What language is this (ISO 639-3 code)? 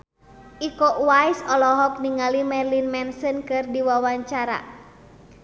sun